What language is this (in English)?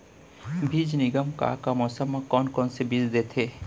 Chhattisgarhi